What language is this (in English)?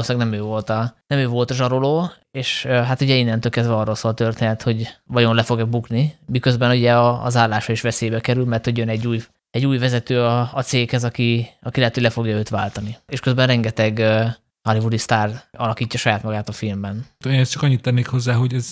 Hungarian